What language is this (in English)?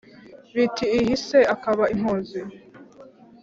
Kinyarwanda